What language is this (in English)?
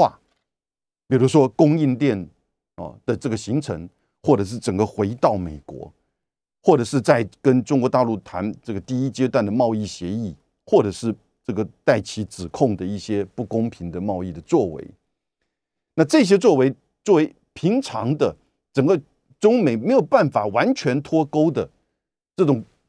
Chinese